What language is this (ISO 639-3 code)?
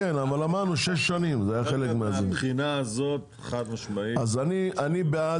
heb